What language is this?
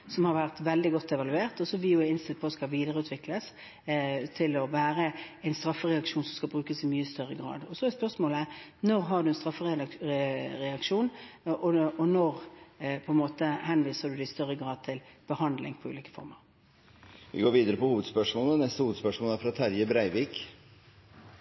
Norwegian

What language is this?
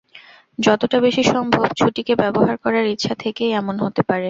Bangla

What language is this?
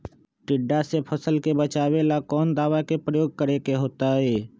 Magahi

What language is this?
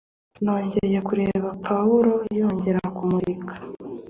Kinyarwanda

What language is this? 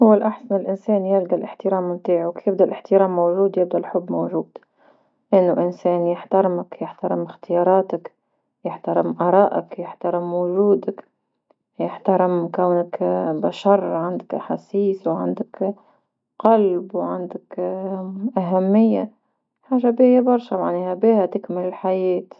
Tunisian Arabic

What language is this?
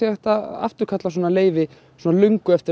Icelandic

